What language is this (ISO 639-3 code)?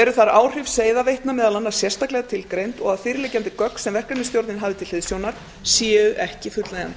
isl